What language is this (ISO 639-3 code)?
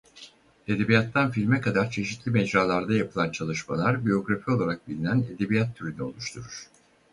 tur